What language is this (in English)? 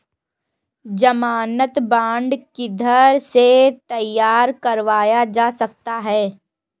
Hindi